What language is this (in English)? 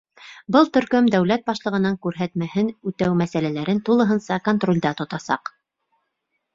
Bashkir